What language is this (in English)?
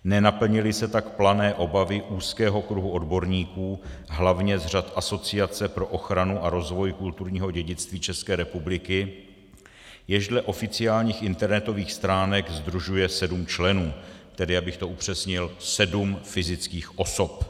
Czech